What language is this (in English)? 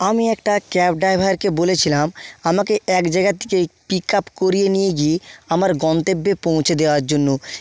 Bangla